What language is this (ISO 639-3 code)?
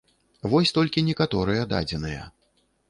bel